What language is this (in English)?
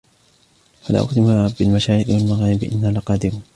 Arabic